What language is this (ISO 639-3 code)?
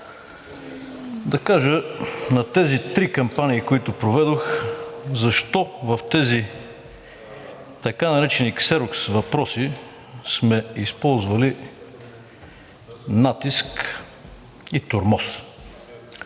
bul